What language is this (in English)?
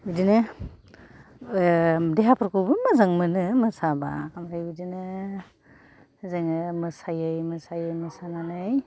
Bodo